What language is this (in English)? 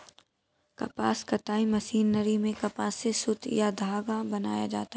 Hindi